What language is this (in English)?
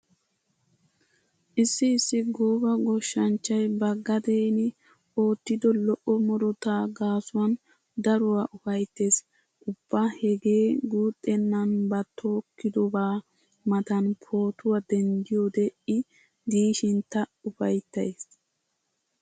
Wolaytta